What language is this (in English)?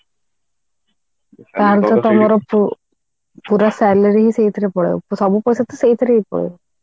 Odia